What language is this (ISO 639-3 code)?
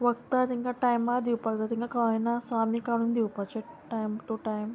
kok